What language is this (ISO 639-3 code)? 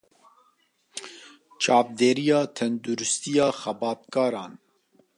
kur